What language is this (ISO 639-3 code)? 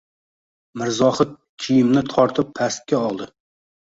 uzb